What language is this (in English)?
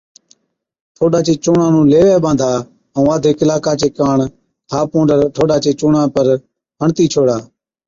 Od